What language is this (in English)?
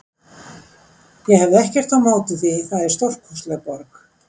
Icelandic